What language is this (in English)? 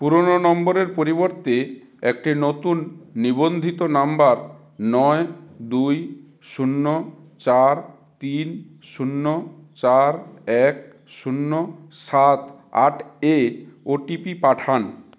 Bangla